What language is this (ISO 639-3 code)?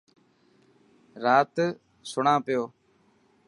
mki